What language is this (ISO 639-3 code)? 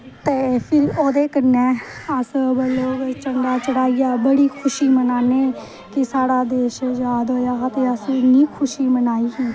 doi